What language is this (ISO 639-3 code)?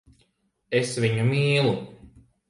lav